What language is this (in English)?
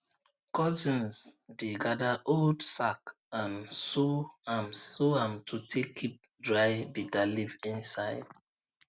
Nigerian Pidgin